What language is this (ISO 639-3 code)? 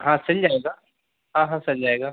hin